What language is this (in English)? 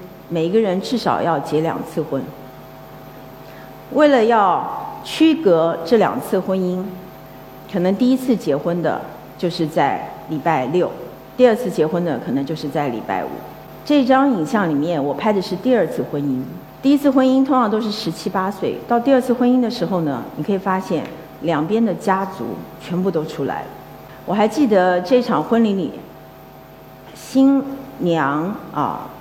Chinese